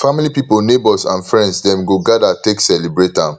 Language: Nigerian Pidgin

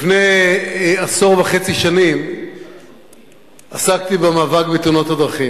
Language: Hebrew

